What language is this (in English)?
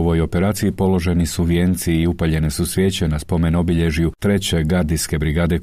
Croatian